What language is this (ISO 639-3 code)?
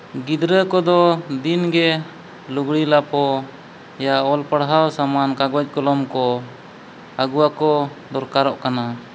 sat